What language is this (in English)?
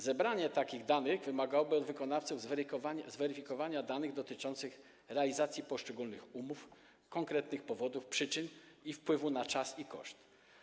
Polish